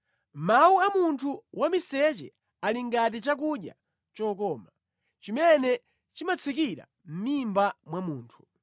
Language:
Nyanja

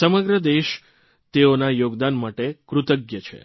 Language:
Gujarati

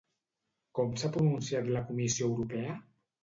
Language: Catalan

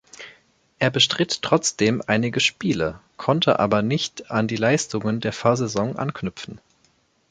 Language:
German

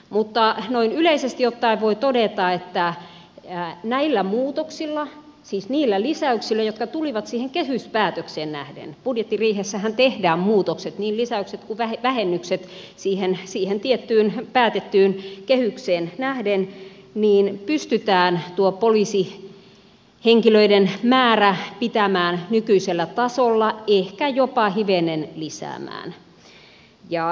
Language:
Finnish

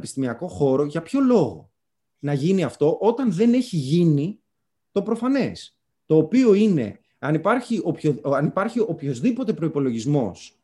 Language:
Greek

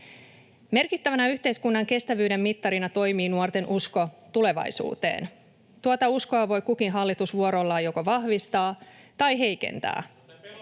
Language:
Finnish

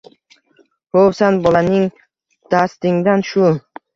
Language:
Uzbek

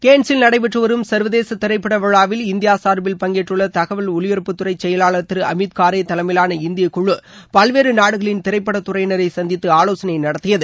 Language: Tamil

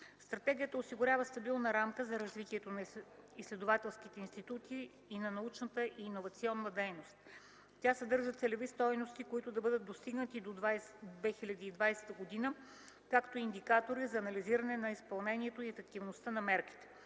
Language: Bulgarian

